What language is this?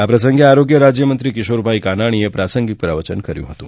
Gujarati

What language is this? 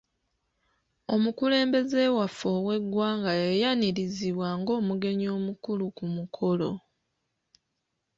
Ganda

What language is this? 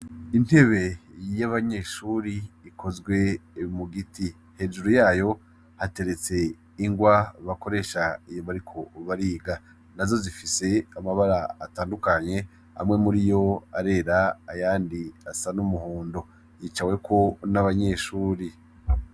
Rundi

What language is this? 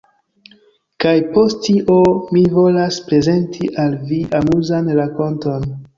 Esperanto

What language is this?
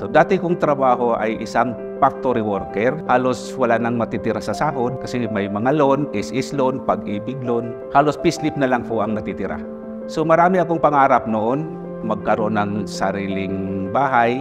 Filipino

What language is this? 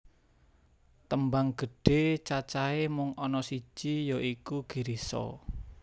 Javanese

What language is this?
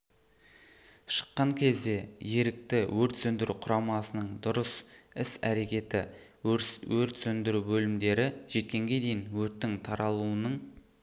Kazakh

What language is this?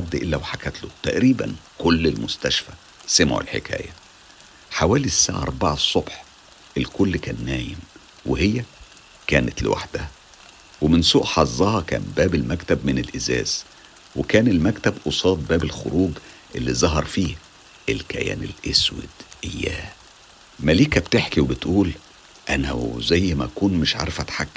Arabic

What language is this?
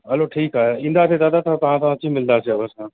Sindhi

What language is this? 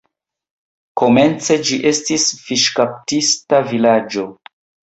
Esperanto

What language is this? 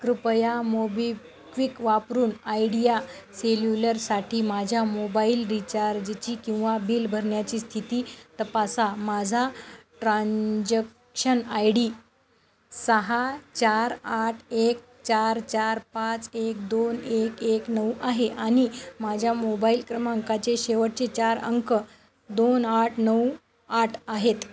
Marathi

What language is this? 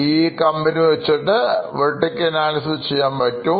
Malayalam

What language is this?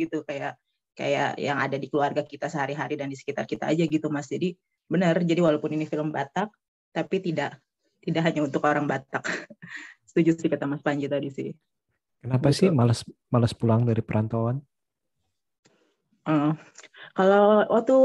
Indonesian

